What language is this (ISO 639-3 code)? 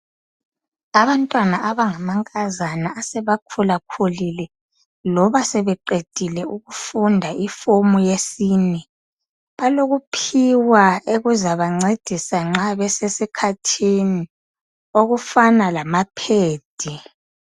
nde